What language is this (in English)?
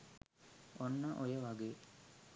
Sinhala